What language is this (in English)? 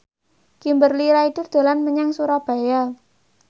Javanese